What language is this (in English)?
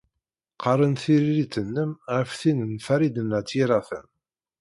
Kabyle